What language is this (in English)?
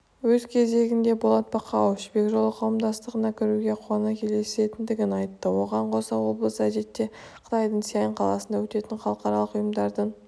Kazakh